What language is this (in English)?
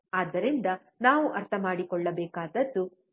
Kannada